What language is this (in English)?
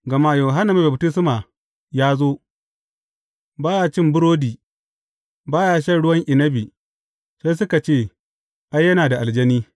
Hausa